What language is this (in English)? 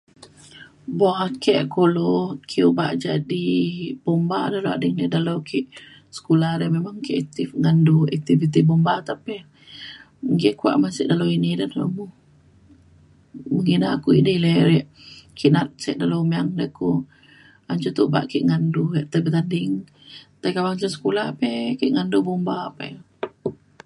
Mainstream Kenyah